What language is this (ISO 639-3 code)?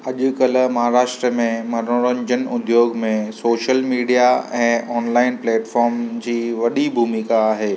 snd